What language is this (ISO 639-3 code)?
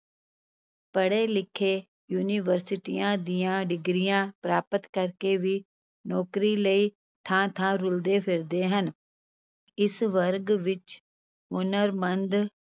pan